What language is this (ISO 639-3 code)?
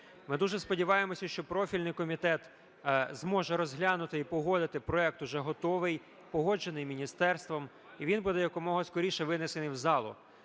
ukr